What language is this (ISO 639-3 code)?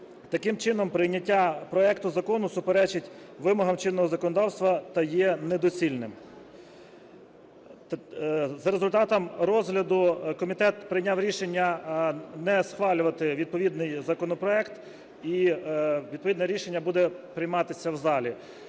ukr